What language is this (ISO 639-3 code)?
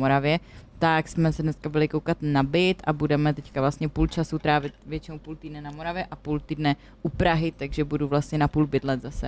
ces